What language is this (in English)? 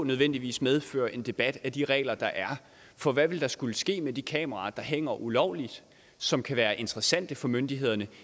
Danish